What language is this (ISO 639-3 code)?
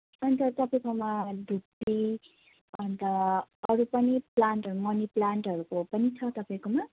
nep